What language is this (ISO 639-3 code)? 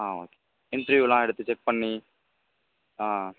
tam